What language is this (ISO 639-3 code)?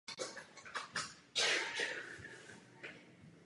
ces